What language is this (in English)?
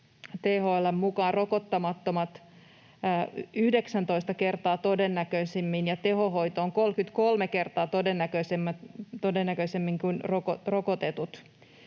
Finnish